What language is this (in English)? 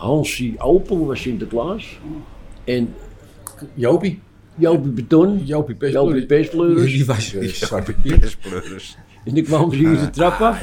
Dutch